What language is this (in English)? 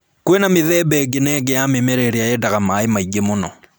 Kikuyu